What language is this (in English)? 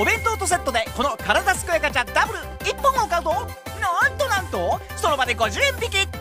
Japanese